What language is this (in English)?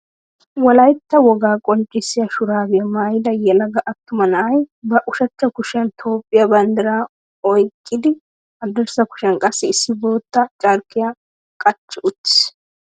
Wolaytta